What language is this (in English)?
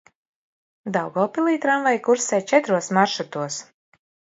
Latvian